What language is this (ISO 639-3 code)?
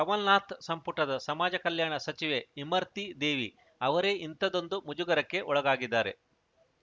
kan